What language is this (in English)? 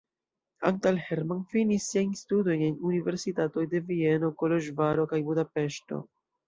Esperanto